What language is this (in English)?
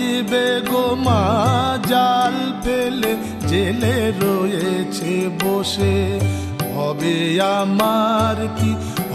Hindi